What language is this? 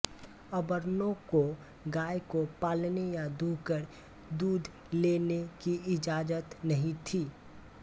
Hindi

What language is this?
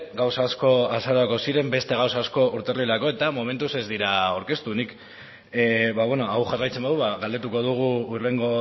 Basque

